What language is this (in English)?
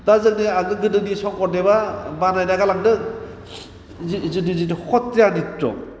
Bodo